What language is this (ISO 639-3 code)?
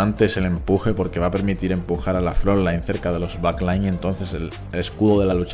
spa